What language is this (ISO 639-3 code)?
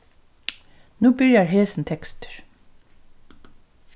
fao